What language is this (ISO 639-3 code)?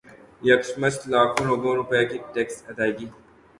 urd